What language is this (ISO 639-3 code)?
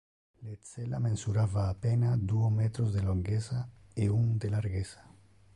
ina